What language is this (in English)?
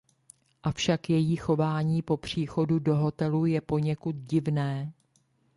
Czech